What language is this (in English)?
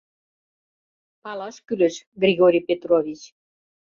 Mari